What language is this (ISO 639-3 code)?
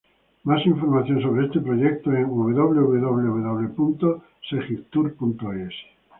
spa